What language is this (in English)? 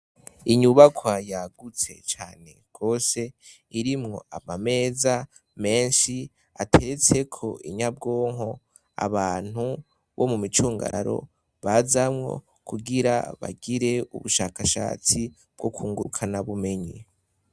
Rundi